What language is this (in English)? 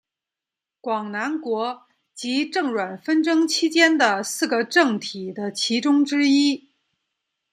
Chinese